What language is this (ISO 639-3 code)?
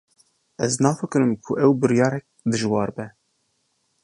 kur